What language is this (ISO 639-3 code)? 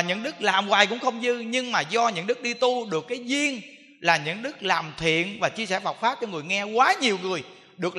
vie